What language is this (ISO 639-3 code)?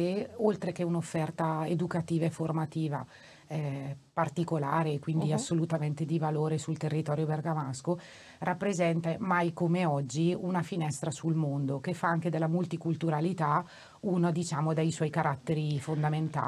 ita